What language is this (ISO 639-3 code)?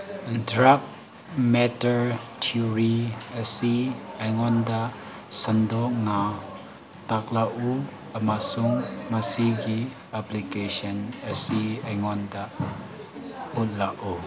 mni